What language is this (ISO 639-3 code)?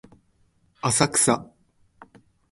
jpn